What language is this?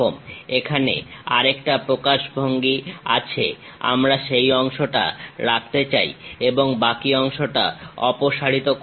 Bangla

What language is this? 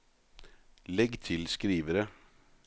Norwegian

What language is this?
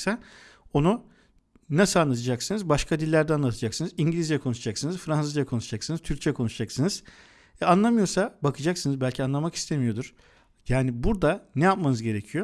Turkish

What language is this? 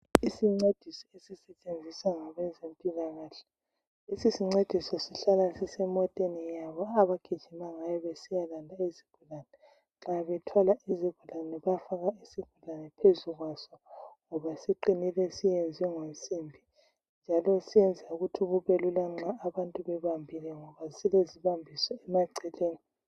North Ndebele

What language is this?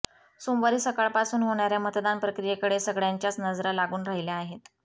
Marathi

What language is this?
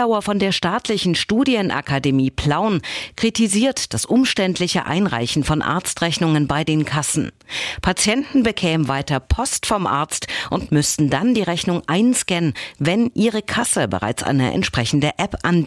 German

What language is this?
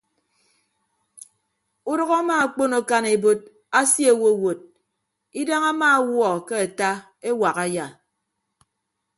Ibibio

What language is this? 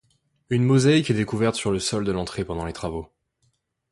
French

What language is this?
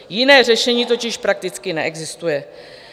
Czech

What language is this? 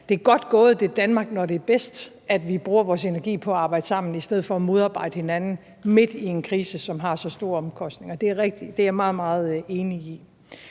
Danish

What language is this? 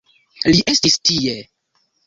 Esperanto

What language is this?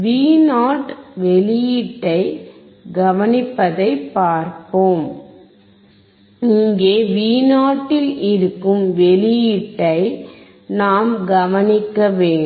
Tamil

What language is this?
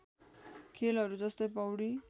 Nepali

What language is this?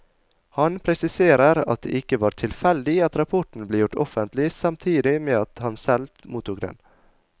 Norwegian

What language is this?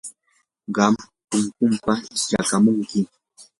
Yanahuanca Pasco Quechua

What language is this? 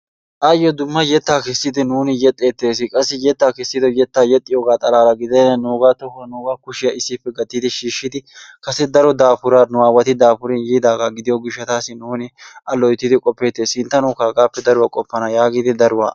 Wolaytta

